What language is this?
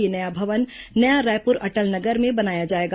Hindi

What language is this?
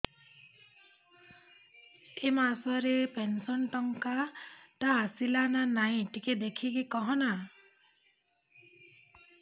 Odia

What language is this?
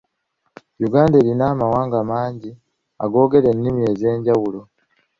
Ganda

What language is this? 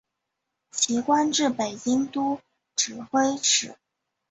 Chinese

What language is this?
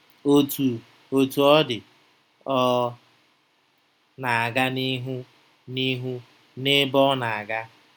Igbo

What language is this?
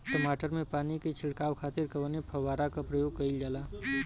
Bhojpuri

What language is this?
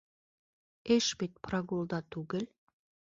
Bashkir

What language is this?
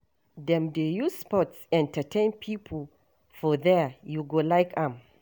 Nigerian Pidgin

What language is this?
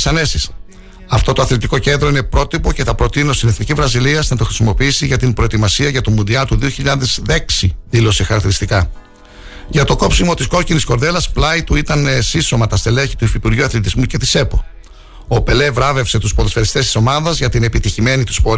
Greek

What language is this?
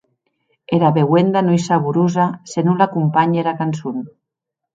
Occitan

